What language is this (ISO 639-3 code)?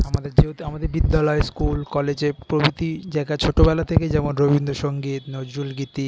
ben